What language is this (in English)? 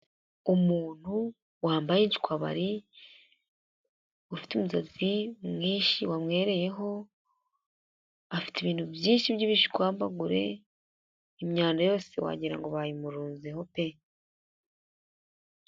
Kinyarwanda